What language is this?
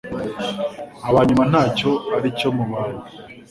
Kinyarwanda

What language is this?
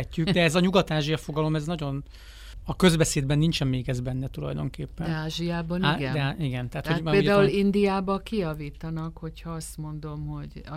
Hungarian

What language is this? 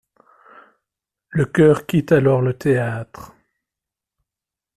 French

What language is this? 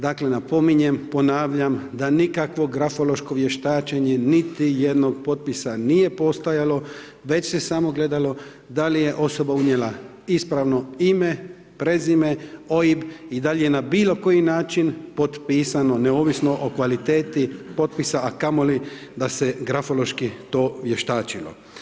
Croatian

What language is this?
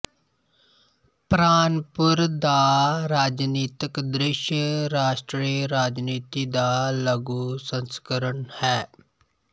Punjabi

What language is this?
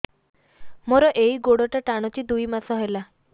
Odia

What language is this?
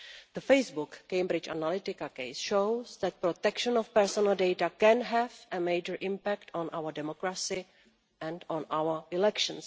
English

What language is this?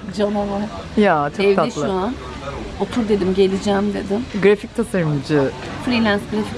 Turkish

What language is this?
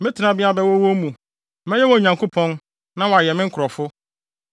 Akan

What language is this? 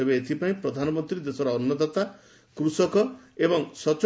Odia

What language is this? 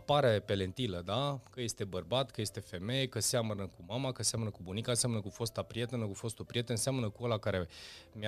Romanian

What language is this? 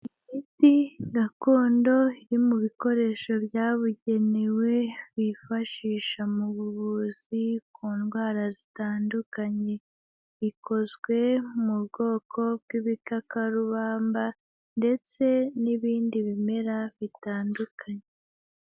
Kinyarwanda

